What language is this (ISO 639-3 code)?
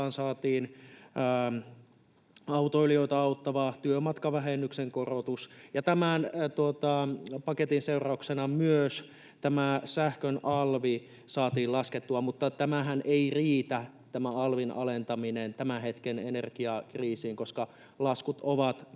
fin